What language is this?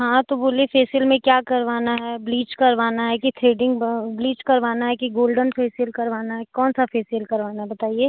Hindi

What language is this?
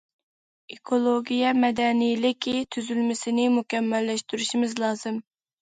Uyghur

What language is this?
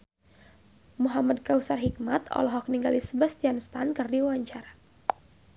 Sundanese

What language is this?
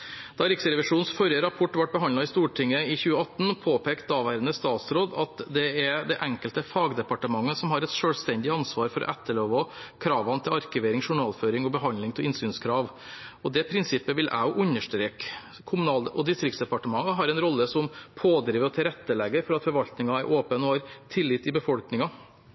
Norwegian Bokmål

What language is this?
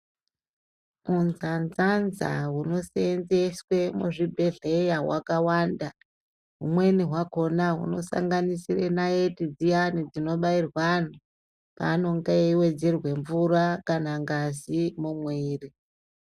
Ndau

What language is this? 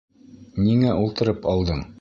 Bashkir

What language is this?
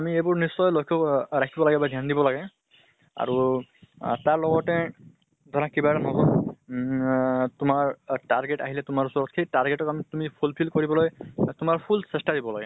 Assamese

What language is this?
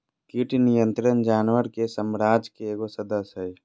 Magahi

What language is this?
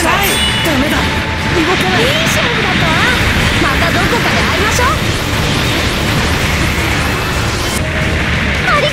Japanese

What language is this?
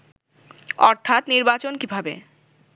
Bangla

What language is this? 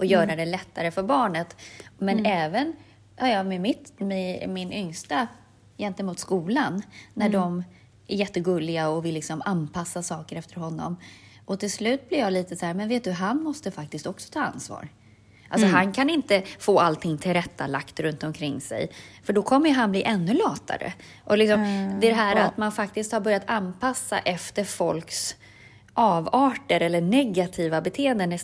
Swedish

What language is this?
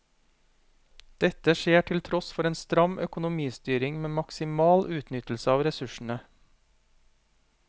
Norwegian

